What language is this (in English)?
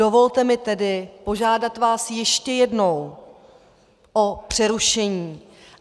Czech